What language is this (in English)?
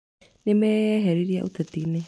Kikuyu